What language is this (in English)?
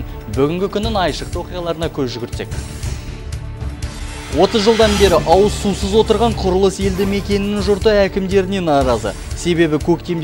Russian